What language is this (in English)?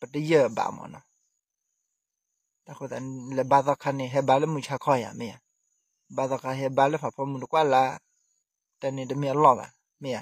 Thai